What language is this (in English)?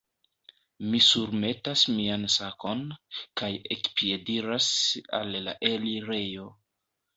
Esperanto